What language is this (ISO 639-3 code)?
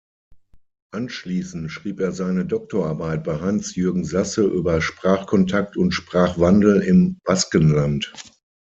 deu